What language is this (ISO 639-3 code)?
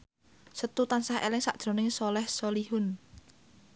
jav